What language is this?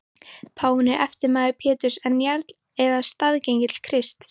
Icelandic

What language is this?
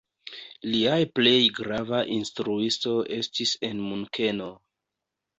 Esperanto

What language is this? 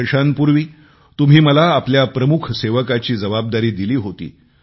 Marathi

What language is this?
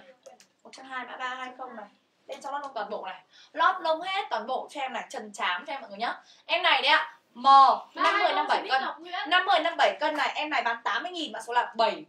Vietnamese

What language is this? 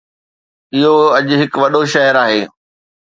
Sindhi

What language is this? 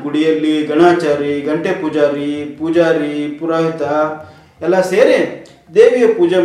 Kannada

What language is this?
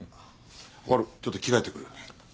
Japanese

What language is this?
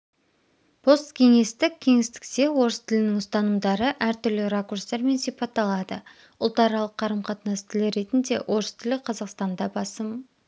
Kazakh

